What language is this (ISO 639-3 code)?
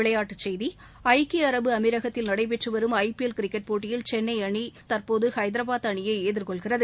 tam